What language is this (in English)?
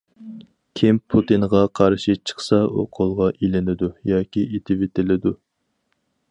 Uyghur